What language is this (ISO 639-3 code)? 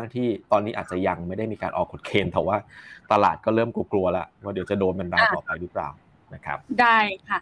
tha